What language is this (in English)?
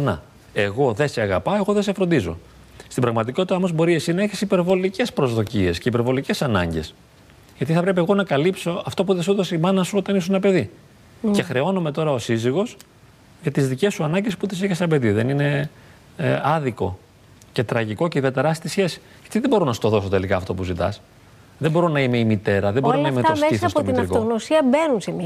Greek